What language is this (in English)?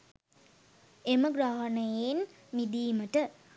Sinhala